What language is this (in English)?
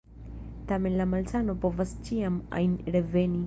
Esperanto